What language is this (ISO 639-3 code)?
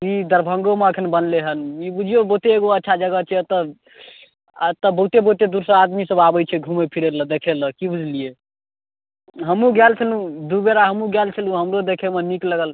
mai